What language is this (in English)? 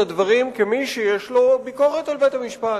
Hebrew